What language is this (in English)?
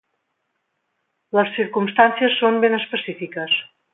Catalan